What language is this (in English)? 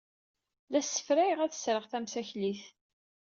Kabyle